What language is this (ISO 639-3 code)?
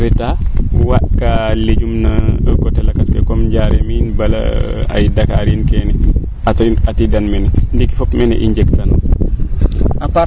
srr